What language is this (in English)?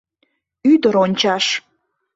Mari